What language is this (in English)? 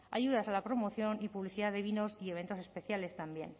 Spanish